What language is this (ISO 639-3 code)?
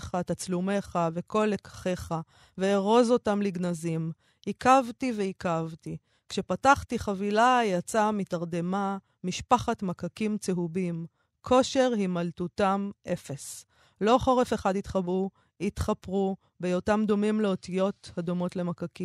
heb